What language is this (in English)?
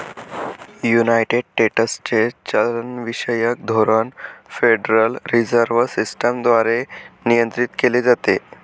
Marathi